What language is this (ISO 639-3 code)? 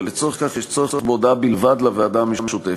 heb